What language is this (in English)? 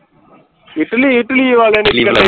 Punjabi